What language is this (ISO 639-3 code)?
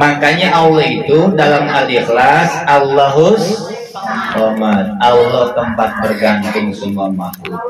ind